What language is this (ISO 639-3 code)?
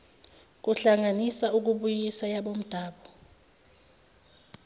zul